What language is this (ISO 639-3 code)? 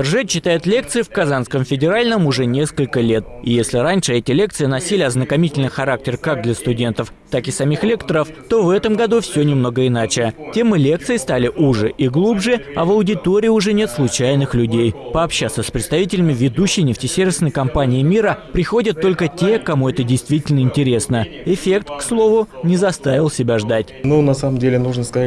rus